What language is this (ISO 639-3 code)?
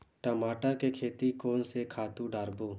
hne